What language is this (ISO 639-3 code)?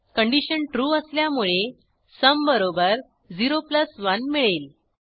mar